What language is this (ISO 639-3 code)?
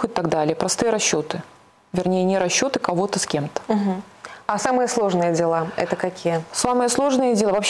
rus